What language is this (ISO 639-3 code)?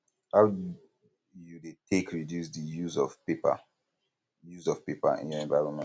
pcm